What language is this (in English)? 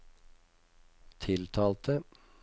Norwegian